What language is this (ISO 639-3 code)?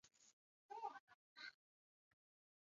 zho